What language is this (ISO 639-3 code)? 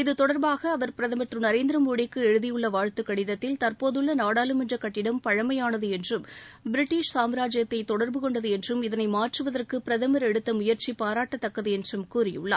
tam